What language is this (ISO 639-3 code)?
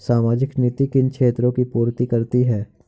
hin